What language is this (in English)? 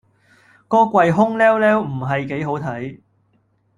Cantonese